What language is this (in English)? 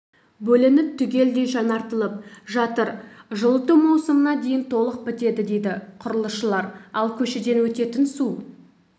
Kazakh